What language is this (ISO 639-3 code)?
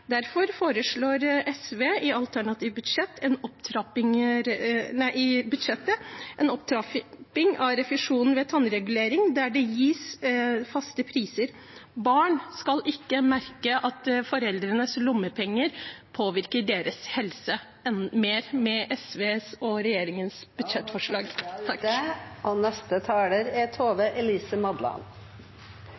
nor